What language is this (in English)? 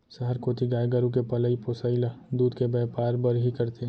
Chhattisgarhi